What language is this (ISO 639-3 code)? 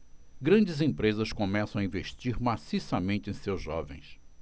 por